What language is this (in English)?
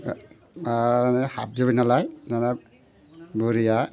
Bodo